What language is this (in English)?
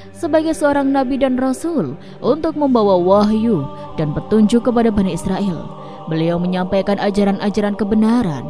Indonesian